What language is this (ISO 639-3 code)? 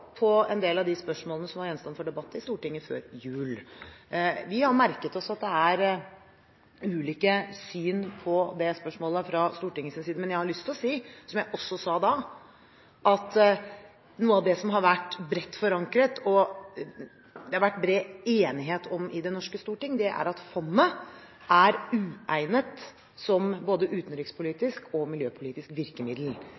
nob